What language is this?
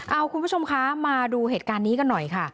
Thai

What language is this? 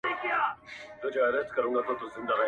Pashto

